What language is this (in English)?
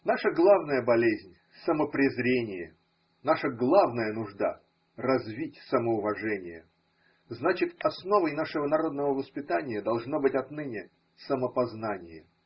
Russian